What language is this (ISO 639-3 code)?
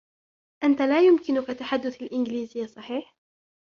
ara